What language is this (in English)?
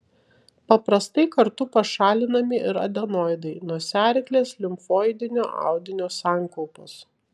Lithuanian